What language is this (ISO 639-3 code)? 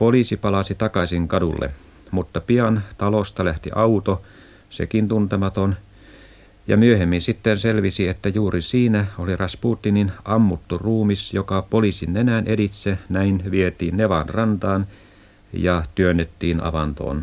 fin